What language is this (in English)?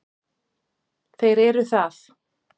Icelandic